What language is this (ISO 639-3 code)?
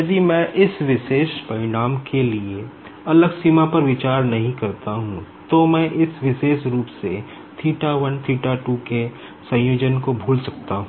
hin